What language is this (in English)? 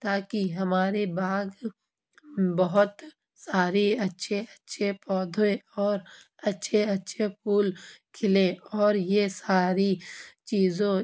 Urdu